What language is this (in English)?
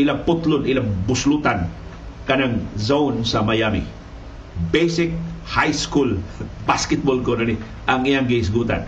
Filipino